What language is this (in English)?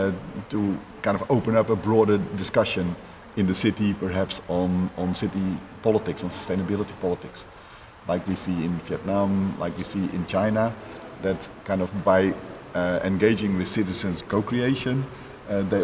English